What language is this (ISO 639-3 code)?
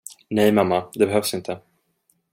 swe